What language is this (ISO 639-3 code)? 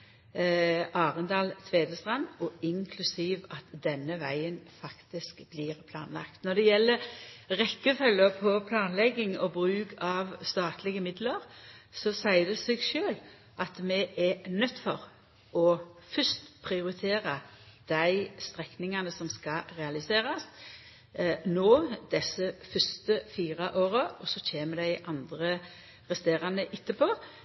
nno